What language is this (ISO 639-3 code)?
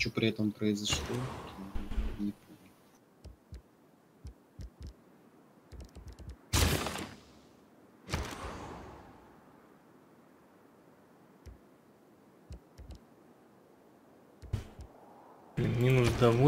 rus